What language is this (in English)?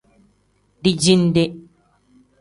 Tem